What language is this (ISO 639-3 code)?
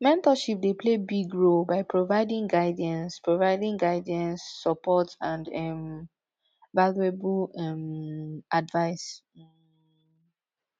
pcm